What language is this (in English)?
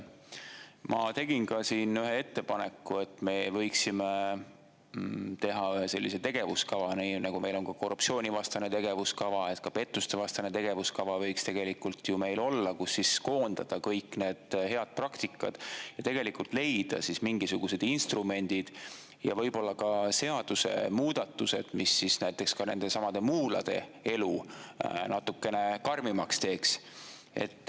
Estonian